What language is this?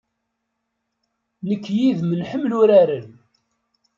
Kabyle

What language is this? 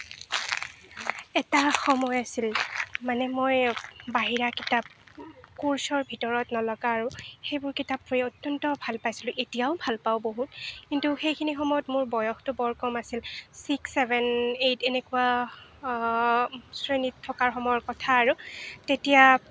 Assamese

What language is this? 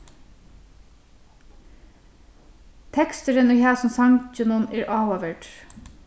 Faroese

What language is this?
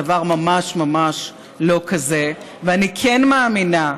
Hebrew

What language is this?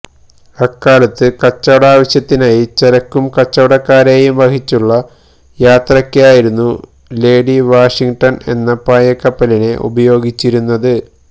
Malayalam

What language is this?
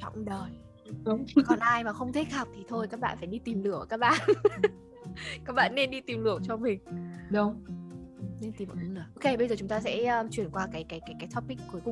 Vietnamese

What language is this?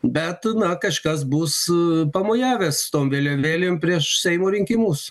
Lithuanian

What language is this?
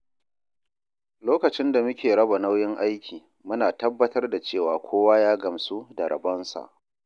Hausa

